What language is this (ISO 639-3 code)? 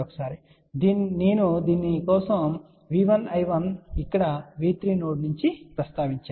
tel